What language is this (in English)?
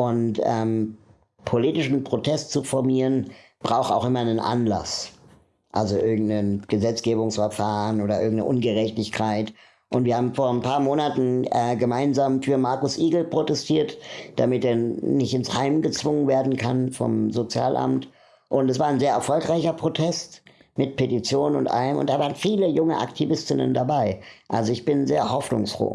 German